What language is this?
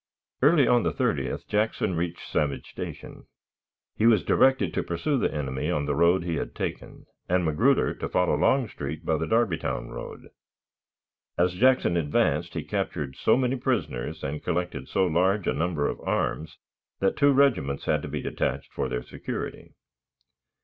English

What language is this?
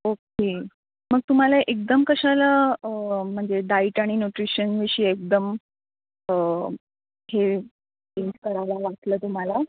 Marathi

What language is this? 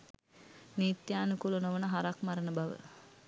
Sinhala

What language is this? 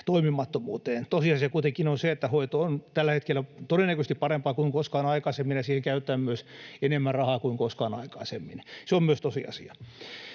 Finnish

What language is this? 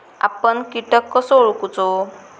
Marathi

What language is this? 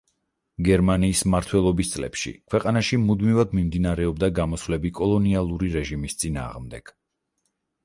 Georgian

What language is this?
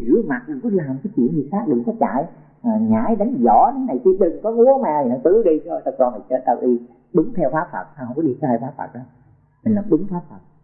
Vietnamese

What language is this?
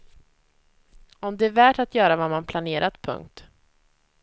Swedish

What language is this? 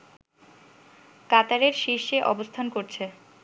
Bangla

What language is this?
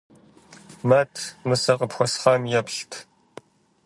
Kabardian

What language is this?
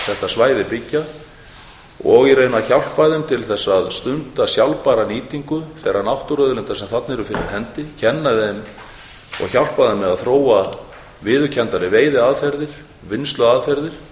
Icelandic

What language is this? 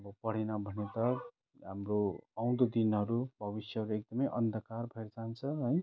Nepali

